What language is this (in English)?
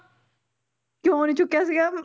Punjabi